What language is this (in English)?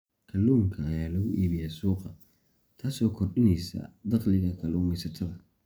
Somali